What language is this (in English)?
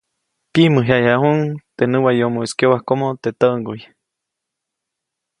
Copainalá Zoque